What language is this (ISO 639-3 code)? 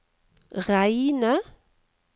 nor